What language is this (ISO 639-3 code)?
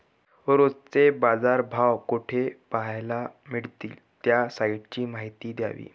mar